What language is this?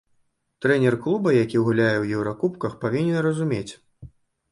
Belarusian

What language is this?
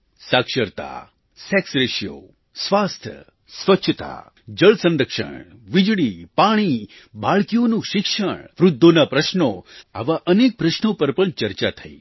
Gujarati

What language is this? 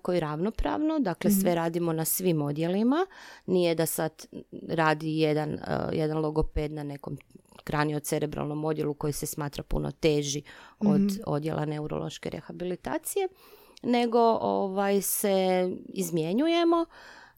Croatian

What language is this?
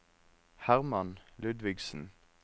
Norwegian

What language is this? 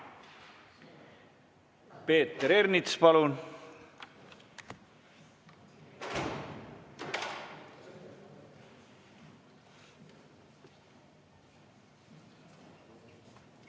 Estonian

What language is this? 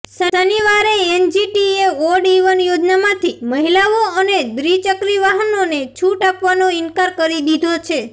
Gujarati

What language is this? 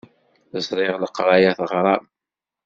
Kabyle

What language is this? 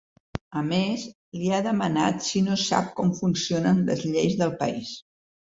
Catalan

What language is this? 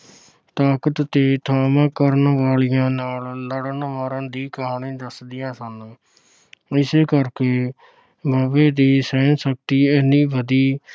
Punjabi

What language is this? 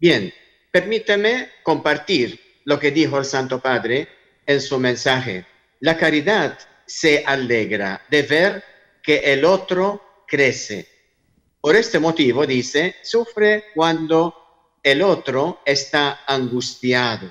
Spanish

